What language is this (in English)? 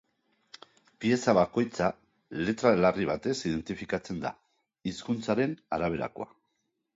Basque